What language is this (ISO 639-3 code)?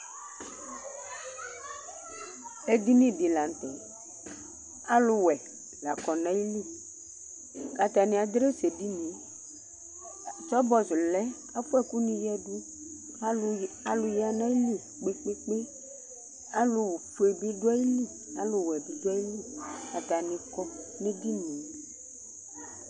kpo